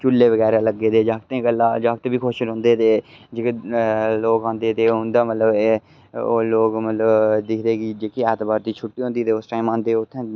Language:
Dogri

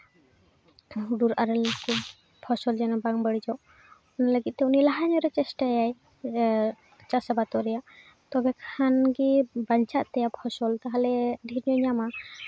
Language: Santali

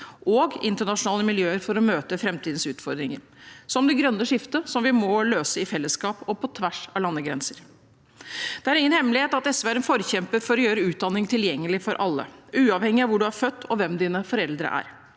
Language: Norwegian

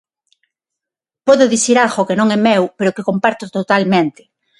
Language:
Galician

